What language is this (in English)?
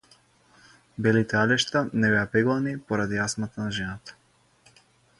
Macedonian